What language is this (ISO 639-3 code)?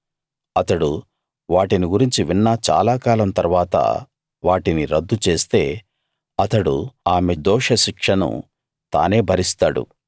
tel